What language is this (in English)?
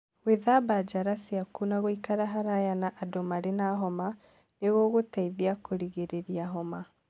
Kikuyu